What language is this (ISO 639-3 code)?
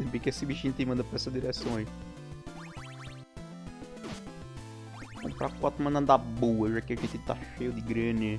por